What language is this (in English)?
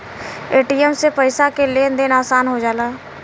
Bhojpuri